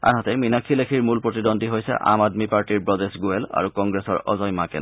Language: Assamese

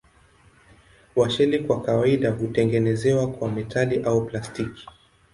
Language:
Swahili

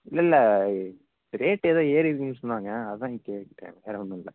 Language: Tamil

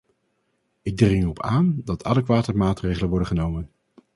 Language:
Dutch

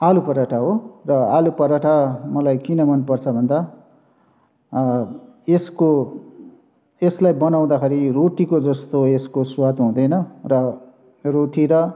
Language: Nepali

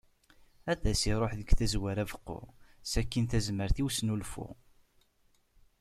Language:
Kabyle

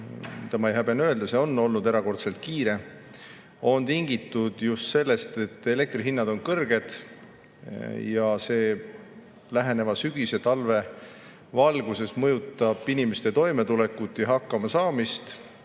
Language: Estonian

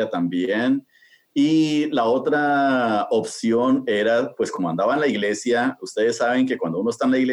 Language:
Spanish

